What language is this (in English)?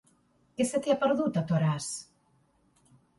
Catalan